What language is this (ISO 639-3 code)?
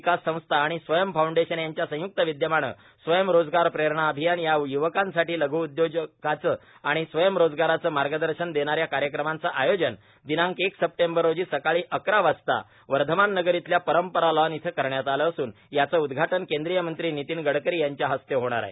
mar